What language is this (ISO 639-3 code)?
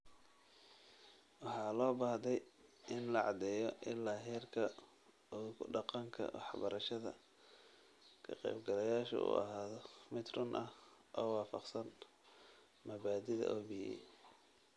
som